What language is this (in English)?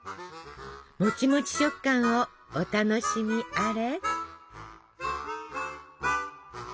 Japanese